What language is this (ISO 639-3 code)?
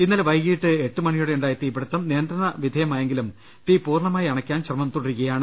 mal